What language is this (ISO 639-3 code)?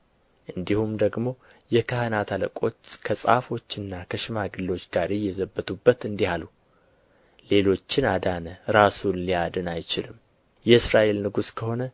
amh